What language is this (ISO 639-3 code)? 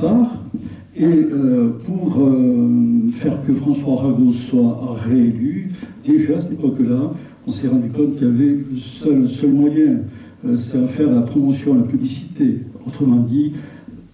fra